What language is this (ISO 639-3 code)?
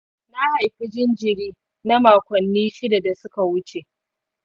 hau